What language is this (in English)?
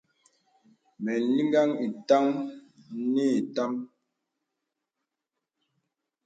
Bebele